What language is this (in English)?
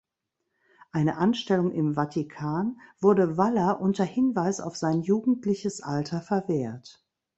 German